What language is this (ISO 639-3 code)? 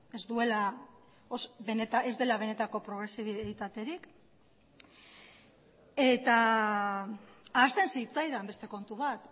eus